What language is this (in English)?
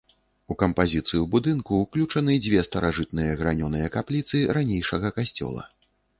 Belarusian